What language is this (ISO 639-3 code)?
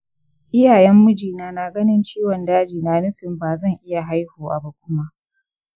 hau